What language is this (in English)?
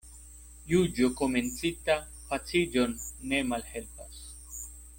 Esperanto